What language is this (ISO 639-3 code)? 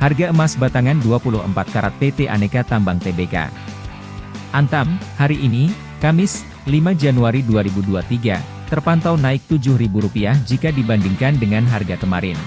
ind